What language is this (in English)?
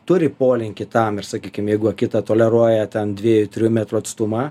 Lithuanian